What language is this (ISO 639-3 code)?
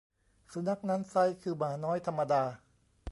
tha